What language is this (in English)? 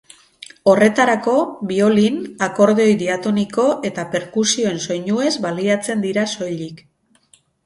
Basque